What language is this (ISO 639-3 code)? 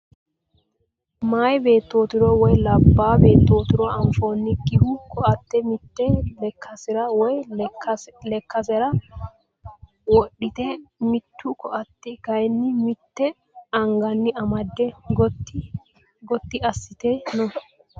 sid